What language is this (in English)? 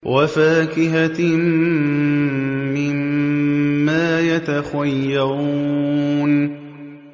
Arabic